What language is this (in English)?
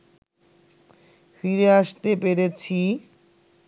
Bangla